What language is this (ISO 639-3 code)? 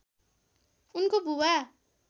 nep